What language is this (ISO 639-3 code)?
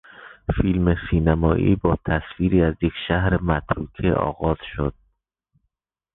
fas